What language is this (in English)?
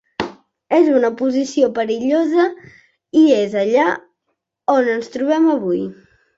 Catalan